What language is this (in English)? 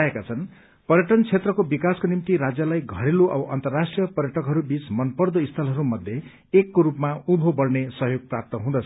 Nepali